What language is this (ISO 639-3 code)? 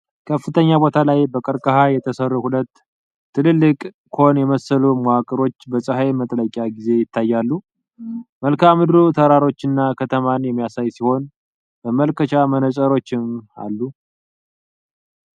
amh